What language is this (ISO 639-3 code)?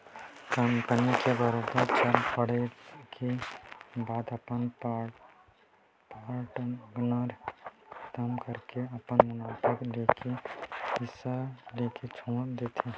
hne